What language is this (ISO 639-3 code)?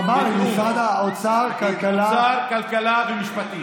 heb